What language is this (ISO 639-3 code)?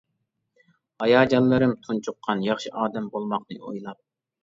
uig